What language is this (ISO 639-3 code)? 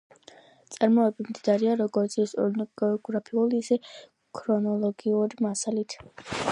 kat